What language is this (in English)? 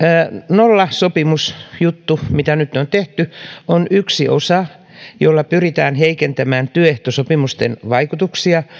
Finnish